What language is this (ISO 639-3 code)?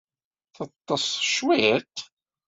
kab